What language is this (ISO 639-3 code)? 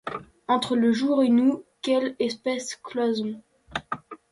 fra